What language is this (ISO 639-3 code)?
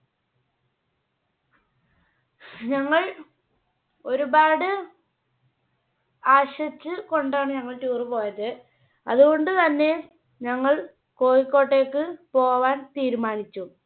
mal